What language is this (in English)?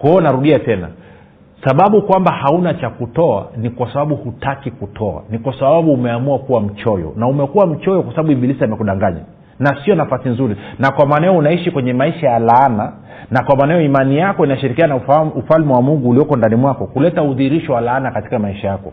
Swahili